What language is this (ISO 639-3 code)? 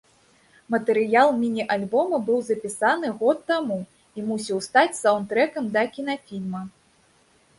bel